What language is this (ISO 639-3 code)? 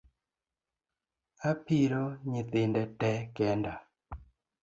luo